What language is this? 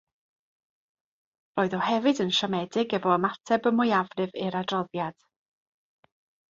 Welsh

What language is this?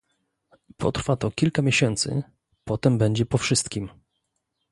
Polish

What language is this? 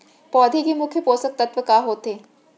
Chhattisgarhi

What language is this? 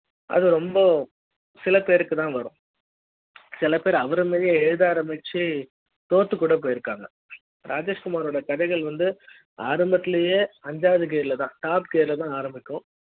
Tamil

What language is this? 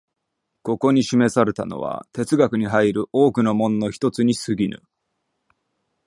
Japanese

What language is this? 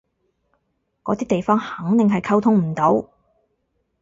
Cantonese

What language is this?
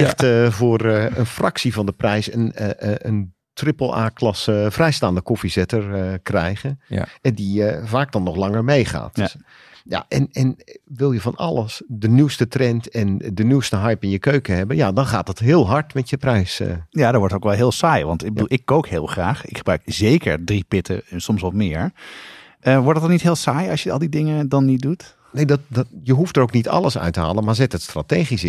Dutch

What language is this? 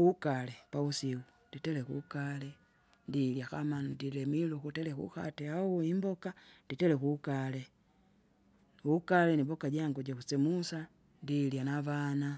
Kinga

